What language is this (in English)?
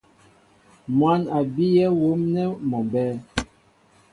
Mbo (Cameroon)